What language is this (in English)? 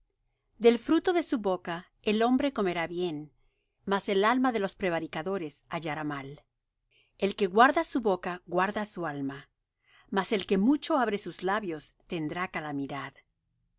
Spanish